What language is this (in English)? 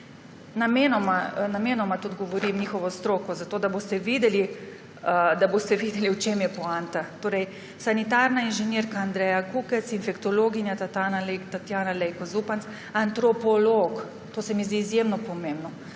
Slovenian